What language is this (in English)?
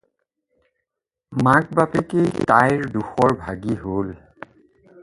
Assamese